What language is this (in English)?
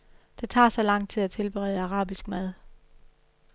Danish